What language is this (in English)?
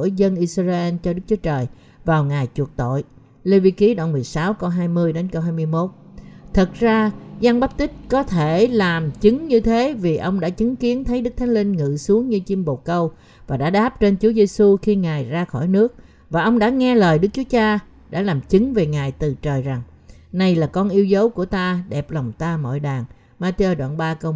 Vietnamese